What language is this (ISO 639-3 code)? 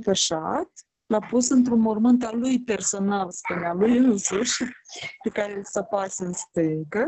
ron